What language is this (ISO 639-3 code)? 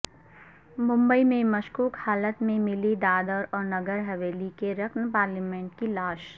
urd